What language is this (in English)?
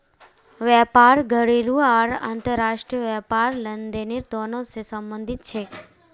Magahi